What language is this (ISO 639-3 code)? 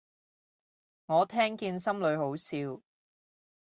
yue